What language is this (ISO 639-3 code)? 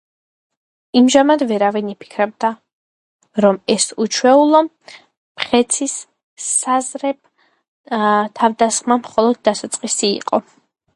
kat